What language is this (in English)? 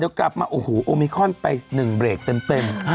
Thai